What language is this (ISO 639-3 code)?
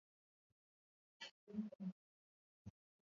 swa